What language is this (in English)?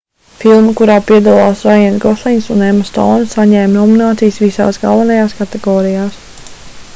Latvian